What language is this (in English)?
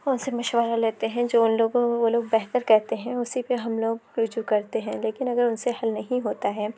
Urdu